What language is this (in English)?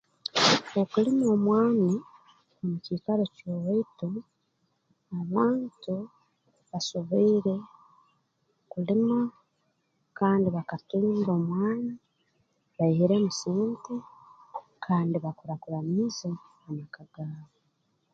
Tooro